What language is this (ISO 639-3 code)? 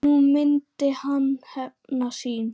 isl